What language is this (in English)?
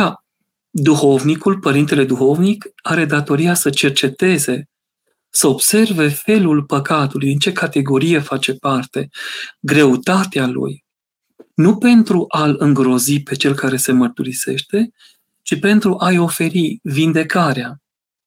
Romanian